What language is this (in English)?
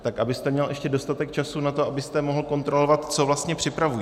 Czech